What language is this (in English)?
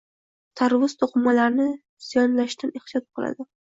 Uzbek